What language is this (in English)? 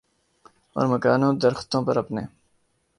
Urdu